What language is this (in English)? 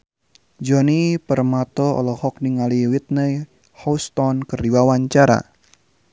Sundanese